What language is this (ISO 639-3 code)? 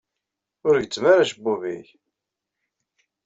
kab